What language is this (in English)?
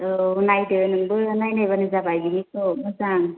Bodo